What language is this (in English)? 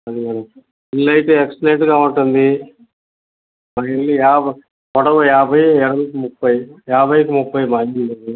Telugu